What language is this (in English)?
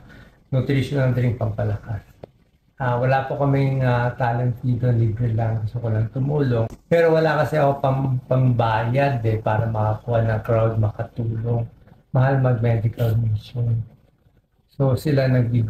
Filipino